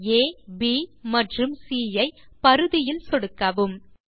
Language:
Tamil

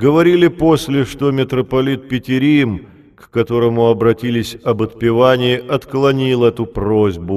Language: Russian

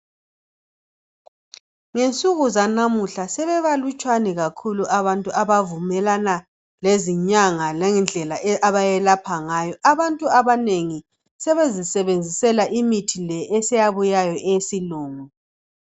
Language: North Ndebele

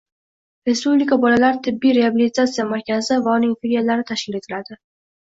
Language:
Uzbek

